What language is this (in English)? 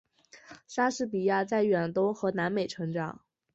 Chinese